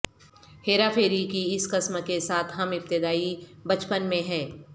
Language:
Urdu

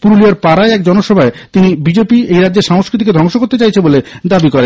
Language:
Bangla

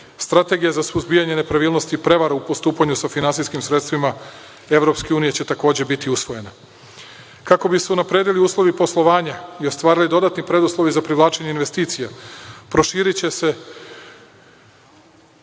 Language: Serbian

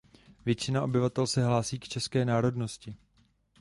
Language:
Czech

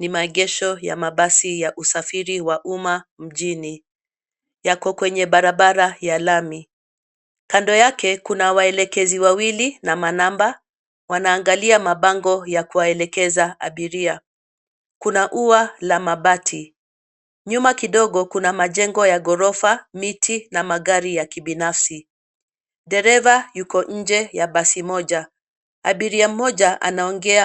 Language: Swahili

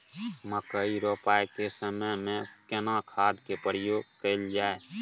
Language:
Maithili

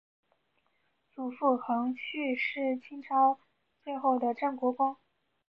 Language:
Chinese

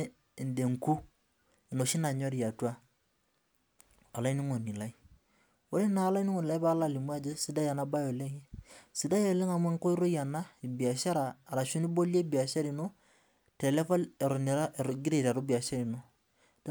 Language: Masai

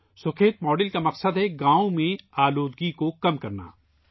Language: Urdu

